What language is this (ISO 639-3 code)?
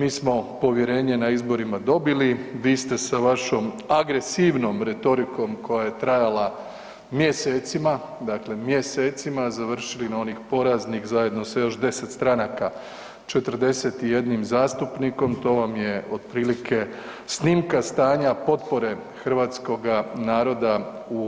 hrv